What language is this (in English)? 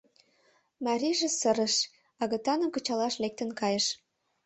Mari